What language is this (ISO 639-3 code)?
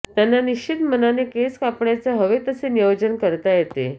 mar